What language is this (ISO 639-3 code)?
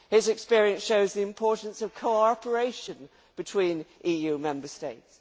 eng